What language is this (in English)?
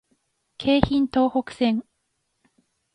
Japanese